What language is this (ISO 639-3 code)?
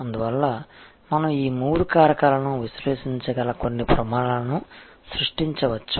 tel